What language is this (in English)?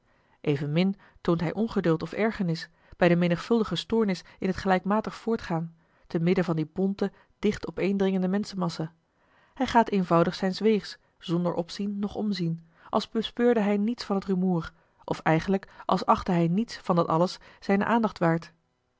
Dutch